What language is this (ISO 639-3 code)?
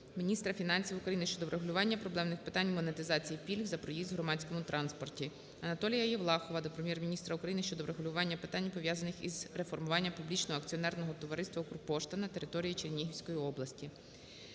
ukr